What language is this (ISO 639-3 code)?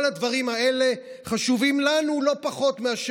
heb